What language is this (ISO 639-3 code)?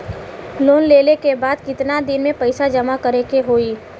bho